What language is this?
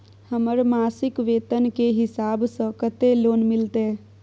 Maithili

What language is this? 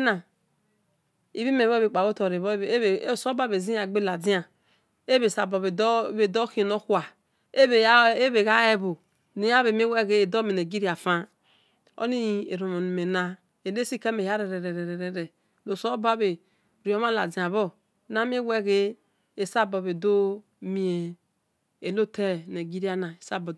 Esan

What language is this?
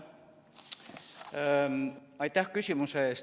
Estonian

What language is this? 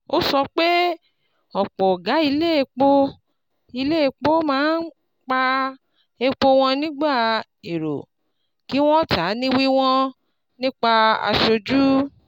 Yoruba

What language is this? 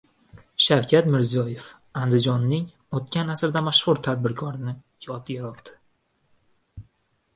Uzbek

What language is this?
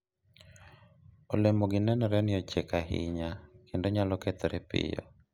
Luo (Kenya and Tanzania)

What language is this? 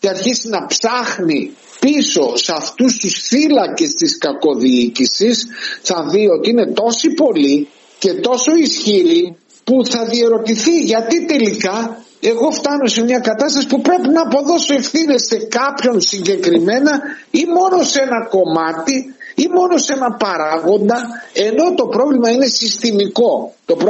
Greek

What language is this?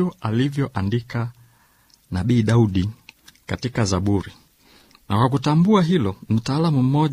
Swahili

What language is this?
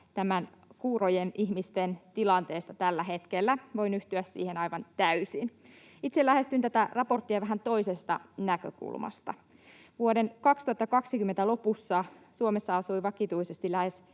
Finnish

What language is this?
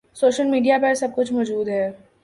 Urdu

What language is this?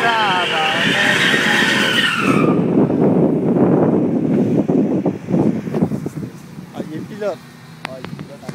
Spanish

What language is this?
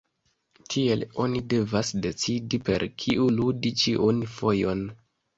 Esperanto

